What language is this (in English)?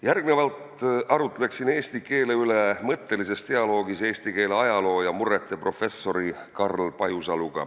Estonian